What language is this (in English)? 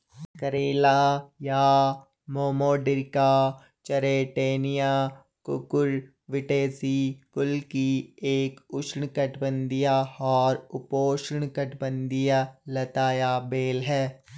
Hindi